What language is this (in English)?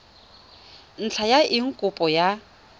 Tswana